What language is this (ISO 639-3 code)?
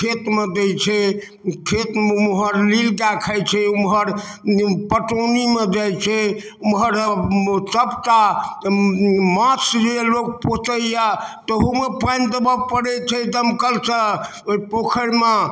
mai